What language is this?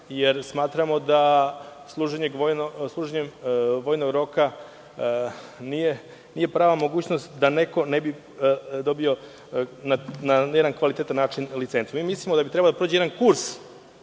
Serbian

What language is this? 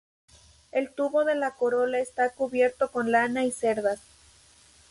Spanish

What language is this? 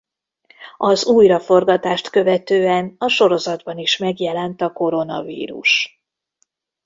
Hungarian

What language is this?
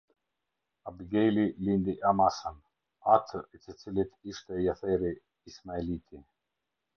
Albanian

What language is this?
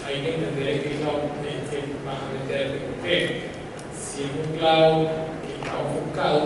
Spanish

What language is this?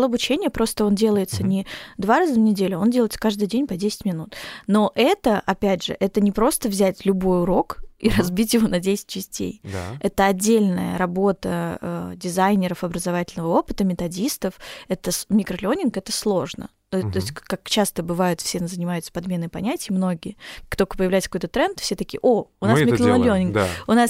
Russian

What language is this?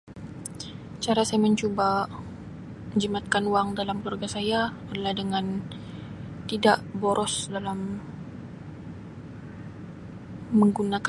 Sabah Malay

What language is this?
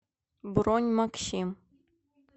Russian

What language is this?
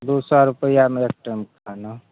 Maithili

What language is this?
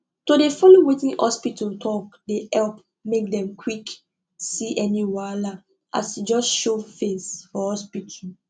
Nigerian Pidgin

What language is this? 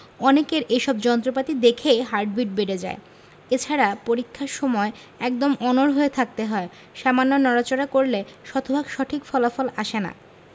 Bangla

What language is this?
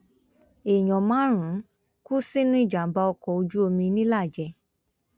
Yoruba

